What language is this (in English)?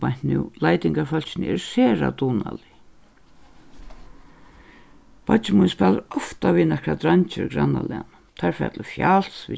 Faroese